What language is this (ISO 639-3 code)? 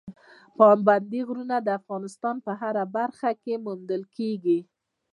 pus